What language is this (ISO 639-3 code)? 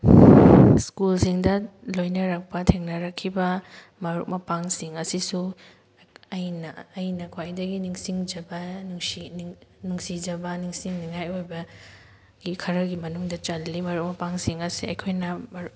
mni